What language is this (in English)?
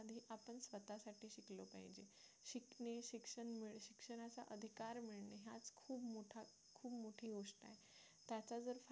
Marathi